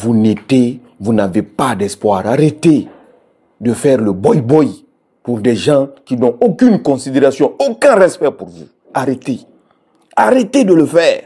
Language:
French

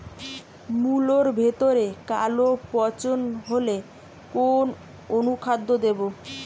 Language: Bangla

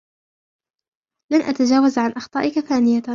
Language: Arabic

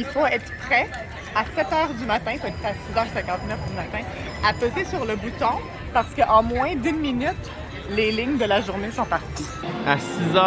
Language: French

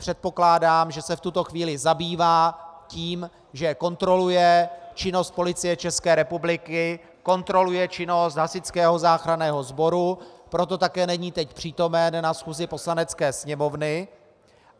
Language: Czech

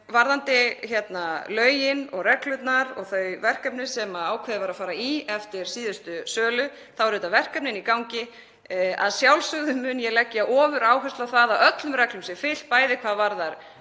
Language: Icelandic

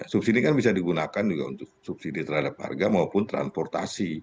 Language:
Indonesian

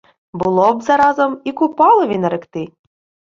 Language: Ukrainian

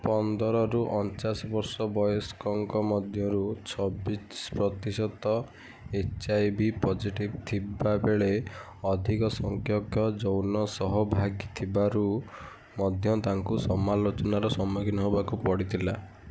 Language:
Odia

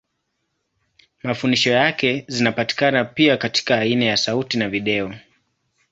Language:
Swahili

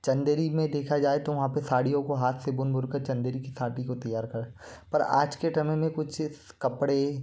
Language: Hindi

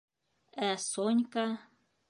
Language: Bashkir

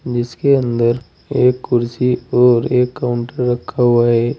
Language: Hindi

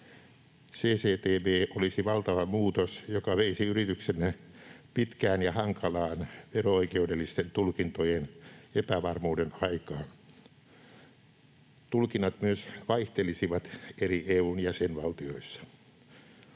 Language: Finnish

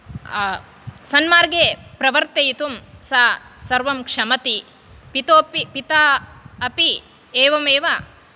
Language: Sanskrit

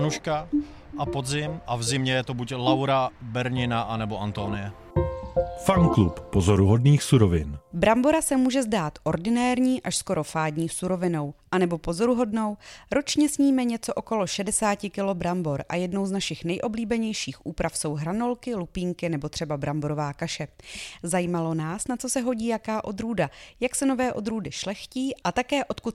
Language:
Czech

